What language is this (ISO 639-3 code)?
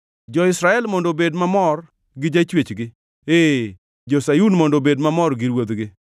luo